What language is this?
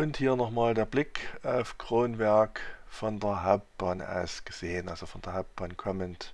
German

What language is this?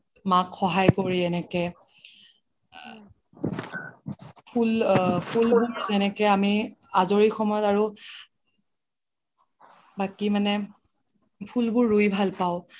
Assamese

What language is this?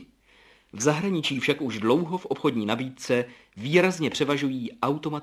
Czech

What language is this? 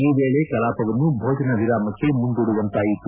Kannada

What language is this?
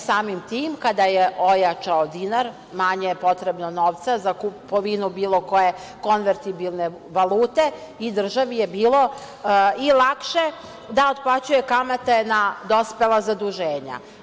Serbian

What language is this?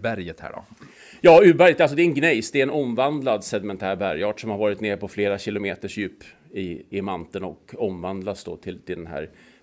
Swedish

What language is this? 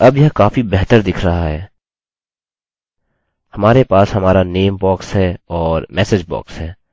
Hindi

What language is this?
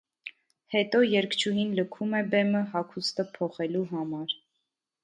Armenian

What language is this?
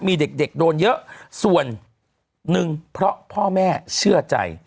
Thai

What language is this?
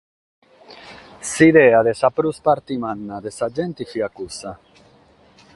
Sardinian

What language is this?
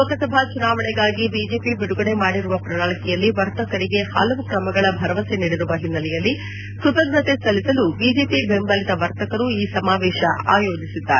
Kannada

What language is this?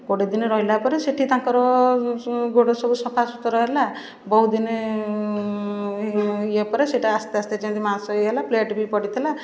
Odia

